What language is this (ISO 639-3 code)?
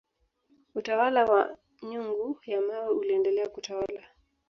swa